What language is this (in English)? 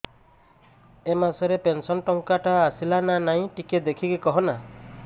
Odia